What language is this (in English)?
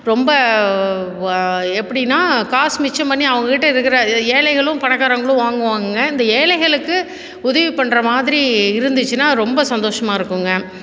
Tamil